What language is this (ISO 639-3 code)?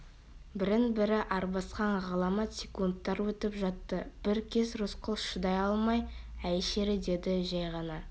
kaz